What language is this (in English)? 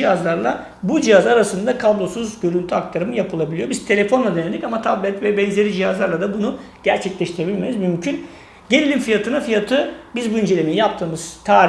Turkish